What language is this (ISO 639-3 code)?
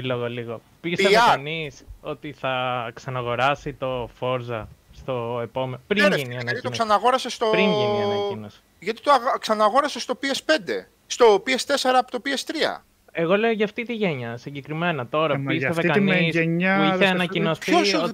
ell